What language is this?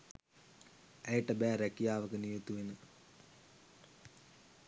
Sinhala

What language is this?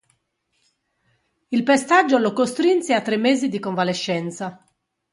Italian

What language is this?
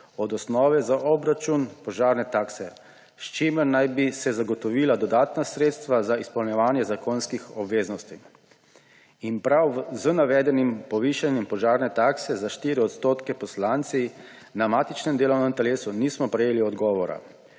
Slovenian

